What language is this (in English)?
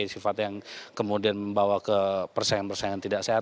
Indonesian